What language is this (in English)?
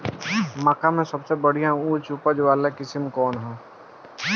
Bhojpuri